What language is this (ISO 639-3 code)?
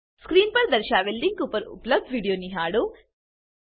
guj